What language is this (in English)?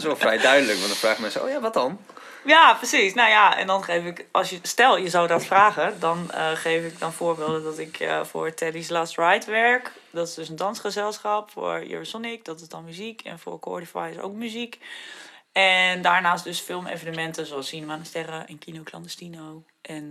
Dutch